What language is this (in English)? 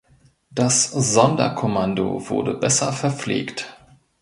German